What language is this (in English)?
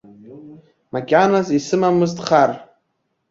Abkhazian